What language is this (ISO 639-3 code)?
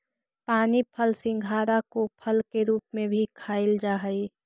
mag